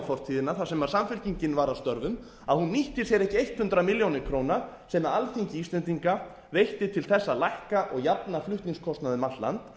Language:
Icelandic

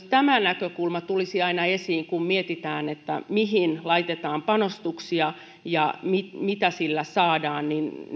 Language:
Finnish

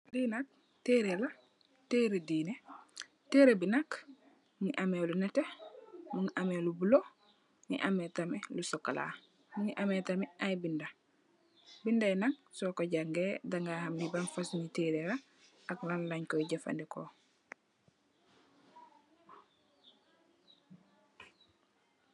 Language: Wolof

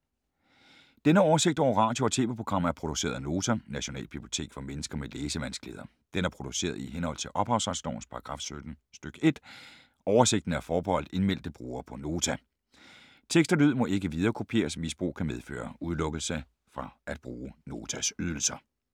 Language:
Danish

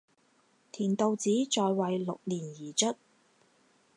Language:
Chinese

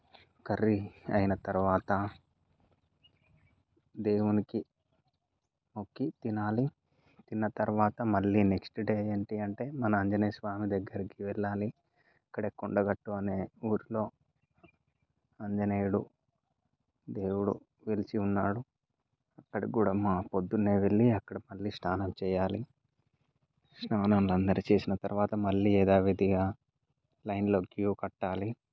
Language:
Telugu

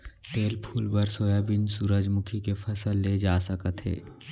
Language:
Chhattisgarhi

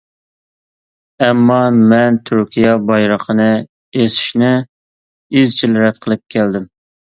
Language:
Uyghur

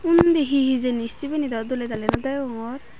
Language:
Chakma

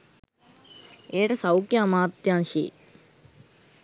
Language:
Sinhala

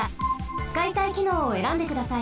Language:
Japanese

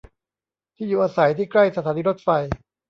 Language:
Thai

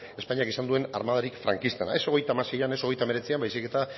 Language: Basque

